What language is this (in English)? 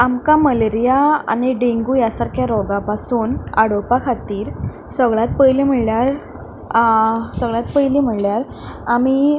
Konkani